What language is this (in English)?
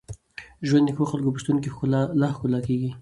Pashto